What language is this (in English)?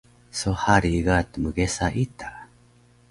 Taroko